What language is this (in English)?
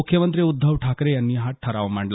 Marathi